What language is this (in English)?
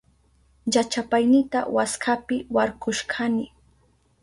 Southern Pastaza Quechua